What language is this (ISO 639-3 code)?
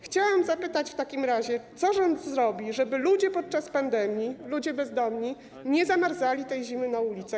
pol